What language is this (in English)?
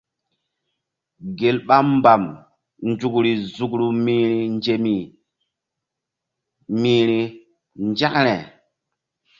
Mbum